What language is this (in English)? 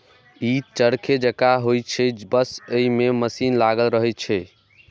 Maithili